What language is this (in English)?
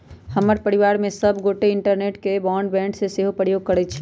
Magahi